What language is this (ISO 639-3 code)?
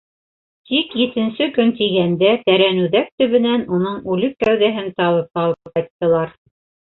bak